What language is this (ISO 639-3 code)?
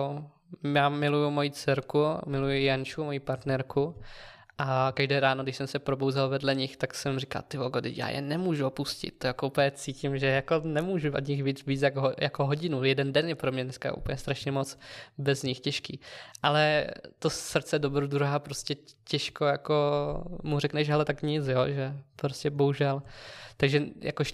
ces